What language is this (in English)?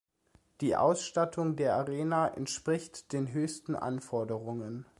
German